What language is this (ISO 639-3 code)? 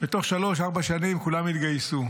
heb